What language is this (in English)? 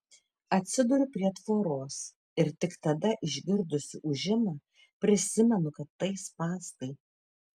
Lithuanian